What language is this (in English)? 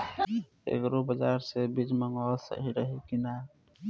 Bhojpuri